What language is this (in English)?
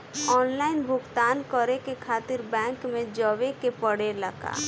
Bhojpuri